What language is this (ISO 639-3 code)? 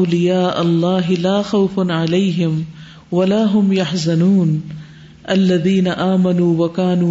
urd